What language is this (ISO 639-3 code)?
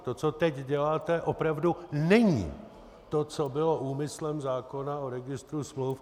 ces